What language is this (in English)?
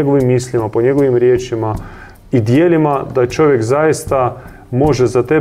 Croatian